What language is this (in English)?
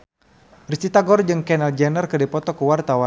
Sundanese